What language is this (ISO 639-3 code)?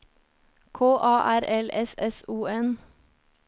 nor